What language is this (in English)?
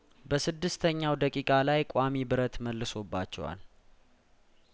Amharic